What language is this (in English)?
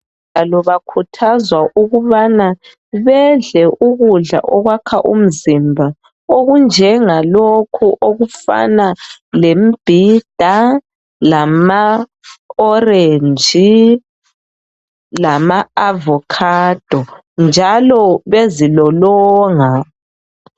North Ndebele